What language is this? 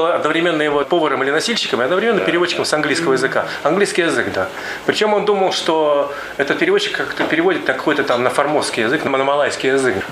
Russian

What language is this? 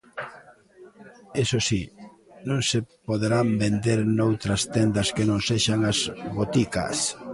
Galician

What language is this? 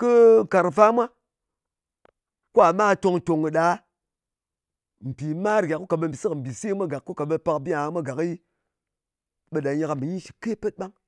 Ngas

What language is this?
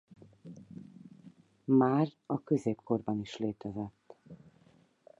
Hungarian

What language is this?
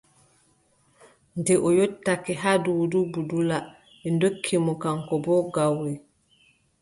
Adamawa Fulfulde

